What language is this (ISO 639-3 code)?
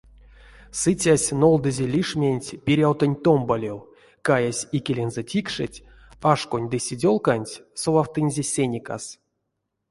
myv